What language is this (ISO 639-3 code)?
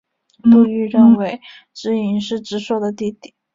zho